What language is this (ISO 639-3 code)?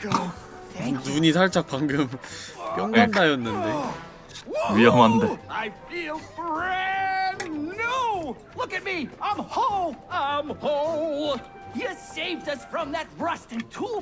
kor